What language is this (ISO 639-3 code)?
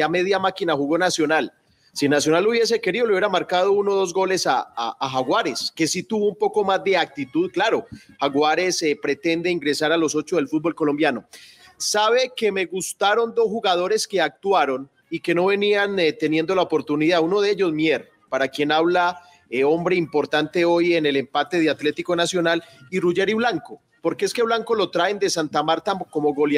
spa